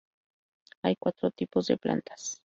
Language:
Spanish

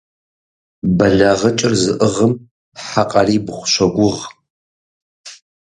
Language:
Kabardian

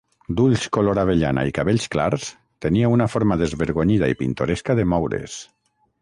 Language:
Catalan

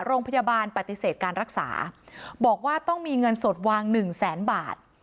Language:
Thai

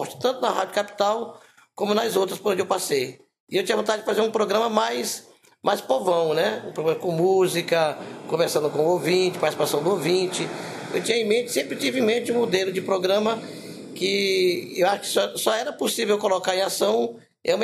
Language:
Portuguese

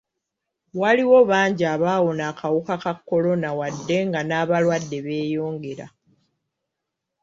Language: Ganda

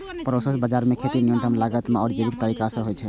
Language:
Maithili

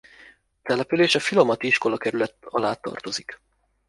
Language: Hungarian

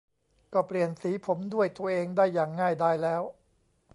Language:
Thai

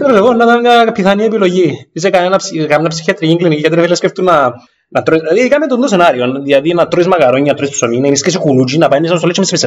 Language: Greek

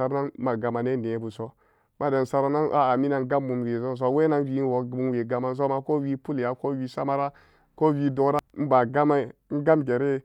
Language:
Samba Daka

